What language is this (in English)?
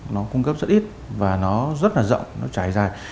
Vietnamese